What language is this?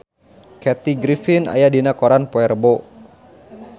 Sundanese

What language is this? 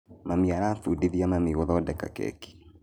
Kikuyu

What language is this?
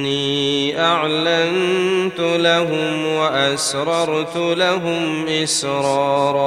Arabic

